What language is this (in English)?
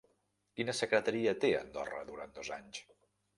Catalan